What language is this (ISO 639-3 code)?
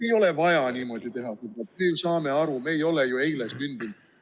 est